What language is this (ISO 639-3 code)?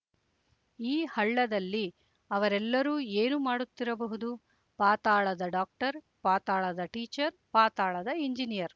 kan